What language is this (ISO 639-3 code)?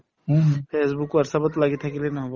asm